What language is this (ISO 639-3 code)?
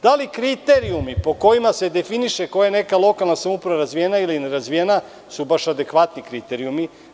srp